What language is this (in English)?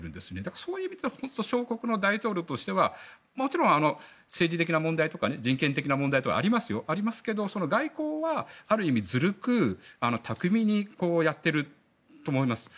Japanese